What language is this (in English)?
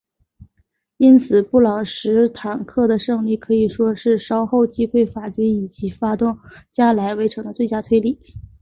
Chinese